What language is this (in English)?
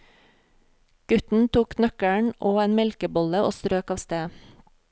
Norwegian